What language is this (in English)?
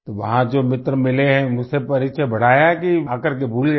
Hindi